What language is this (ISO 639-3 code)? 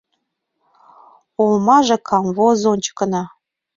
chm